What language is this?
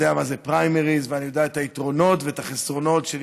Hebrew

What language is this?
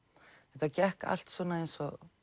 Icelandic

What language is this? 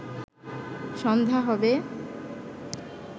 Bangla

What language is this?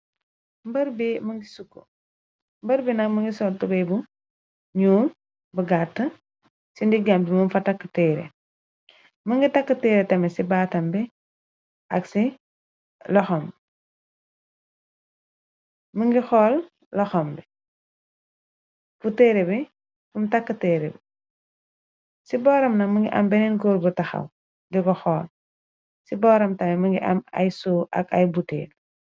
Wolof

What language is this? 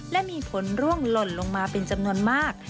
Thai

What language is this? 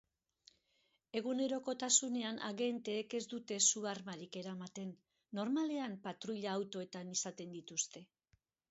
Basque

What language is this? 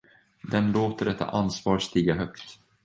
Swedish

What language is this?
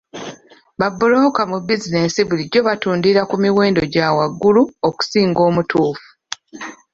Ganda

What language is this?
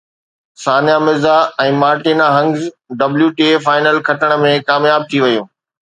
Sindhi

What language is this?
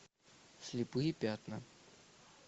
Russian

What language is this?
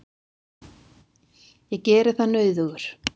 Icelandic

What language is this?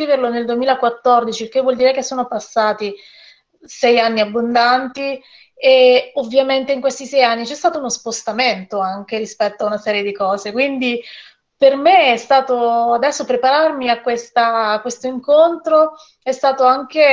Italian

